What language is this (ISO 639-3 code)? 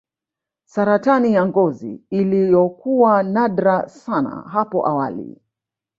swa